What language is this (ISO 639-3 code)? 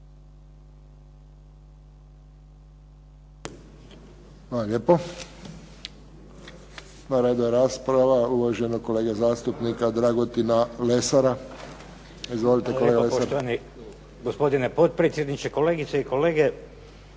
hrv